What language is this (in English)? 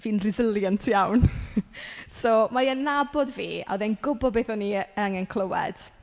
Welsh